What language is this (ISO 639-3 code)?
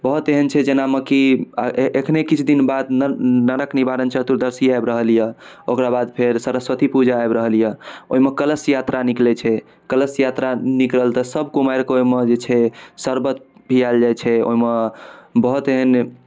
mai